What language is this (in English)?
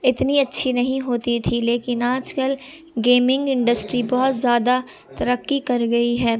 Urdu